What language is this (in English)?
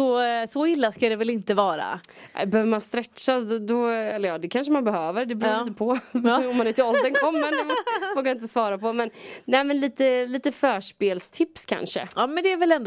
Swedish